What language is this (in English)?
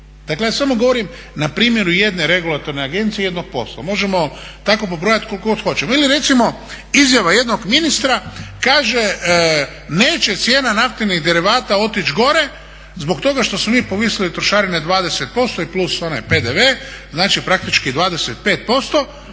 Croatian